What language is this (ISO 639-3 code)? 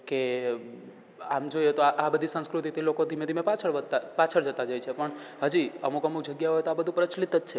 guj